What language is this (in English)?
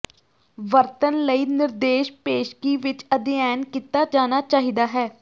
Punjabi